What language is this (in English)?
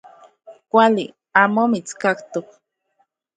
Central Puebla Nahuatl